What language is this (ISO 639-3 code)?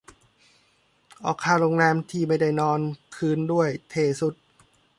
tha